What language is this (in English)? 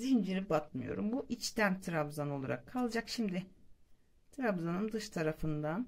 Turkish